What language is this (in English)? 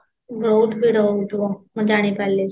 Odia